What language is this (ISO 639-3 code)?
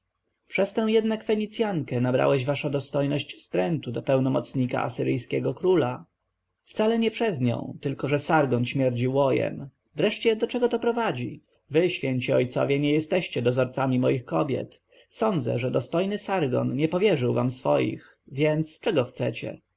pol